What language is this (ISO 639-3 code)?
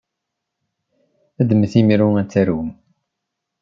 kab